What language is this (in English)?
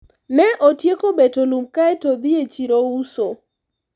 Luo (Kenya and Tanzania)